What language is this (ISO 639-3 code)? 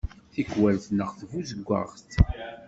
kab